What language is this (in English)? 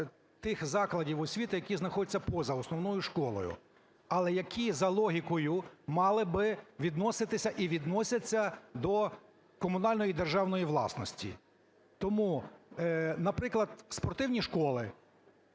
Ukrainian